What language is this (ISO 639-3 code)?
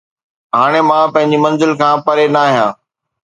snd